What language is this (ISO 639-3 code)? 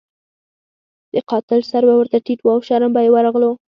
pus